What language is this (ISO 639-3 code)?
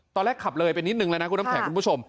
tha